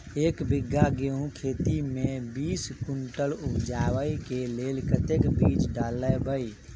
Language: Maithili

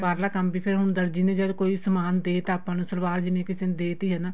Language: Punjabi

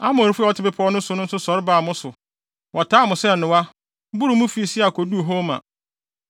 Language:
Akan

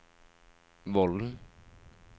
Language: Norwegian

